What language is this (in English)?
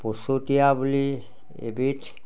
Assamese